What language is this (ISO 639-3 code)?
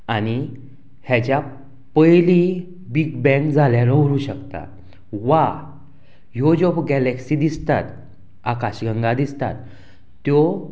kok